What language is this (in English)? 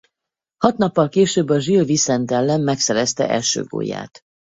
Hungarian